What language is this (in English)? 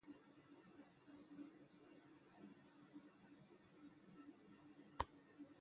Ibibio